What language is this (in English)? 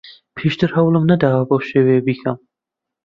Central Kurdish